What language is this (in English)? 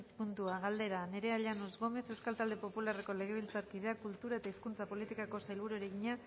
Basque